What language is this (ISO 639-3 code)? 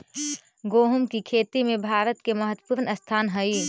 mag